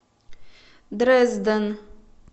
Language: Russian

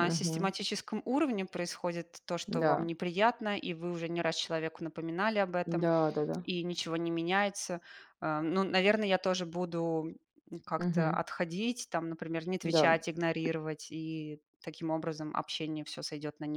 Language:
Russian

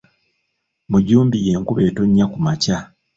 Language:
Ganda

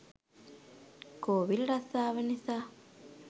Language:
Sinhala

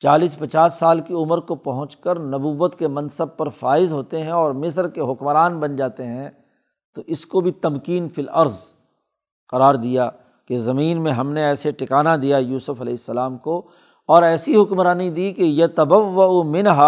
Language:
Urdu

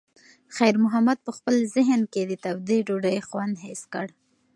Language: Pashto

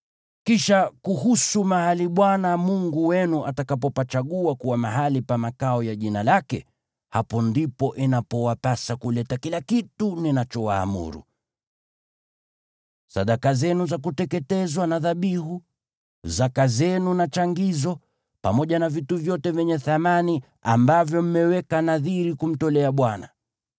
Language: Swahili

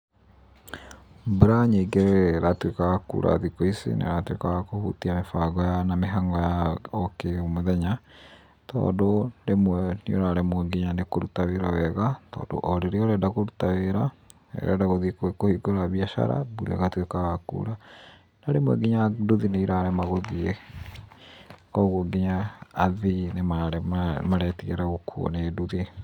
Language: Kikuyu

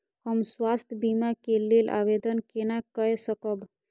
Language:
Maithili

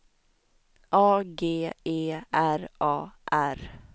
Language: Swedish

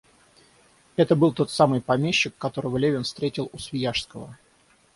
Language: Russian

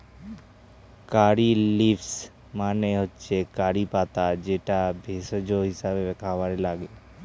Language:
Bangla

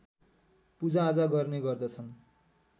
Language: Nepali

